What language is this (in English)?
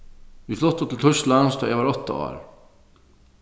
Faroese